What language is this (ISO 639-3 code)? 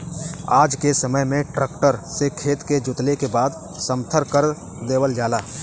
bho